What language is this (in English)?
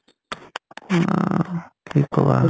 Assamese